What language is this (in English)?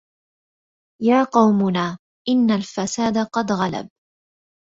Arabic